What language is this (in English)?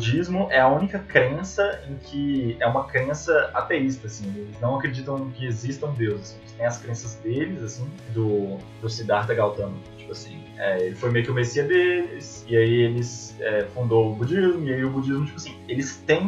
Portuguese